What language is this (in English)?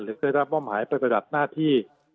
Thai